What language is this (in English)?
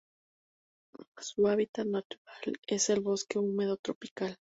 Spanish